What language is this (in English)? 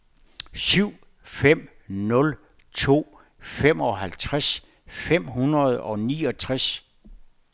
Danish